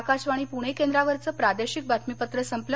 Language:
Marathi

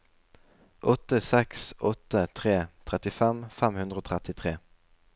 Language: Norwegian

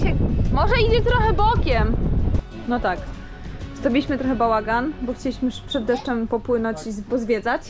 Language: Polish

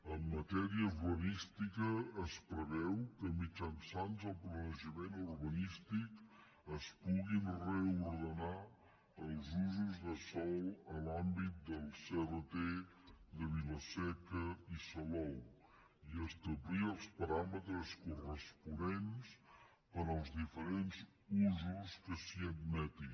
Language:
Catalan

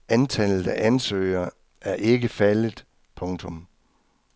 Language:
Danish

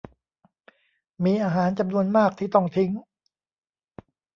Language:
Thai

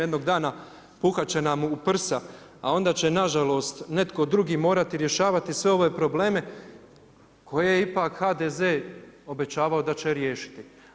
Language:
Croatian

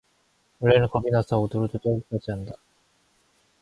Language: Korean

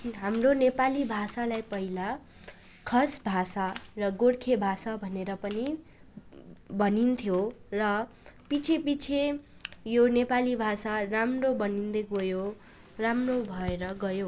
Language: Nepali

